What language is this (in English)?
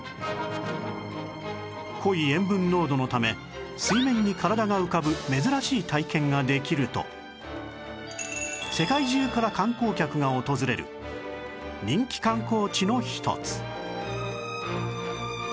Japanese